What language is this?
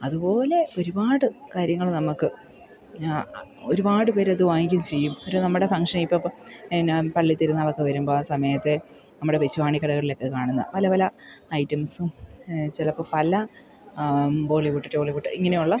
Malayalam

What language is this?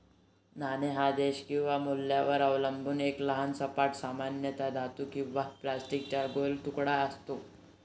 Marathi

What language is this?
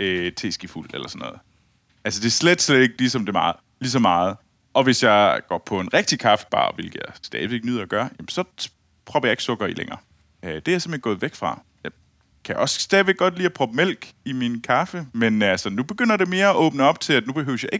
Danish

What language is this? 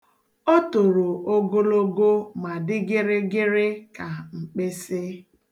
Igbo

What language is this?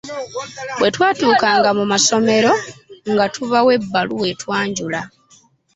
Ganda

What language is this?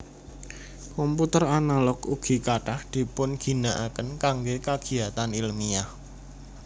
Javanese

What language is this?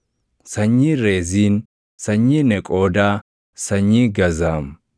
Oromo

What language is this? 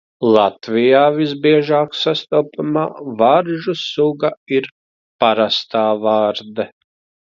Latvian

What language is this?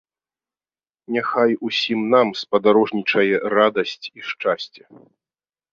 Belarusian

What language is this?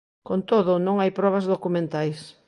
Galician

